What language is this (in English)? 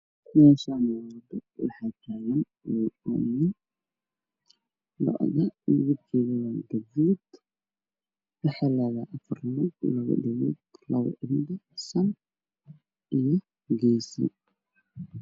Somali